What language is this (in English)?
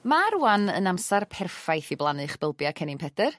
Welsh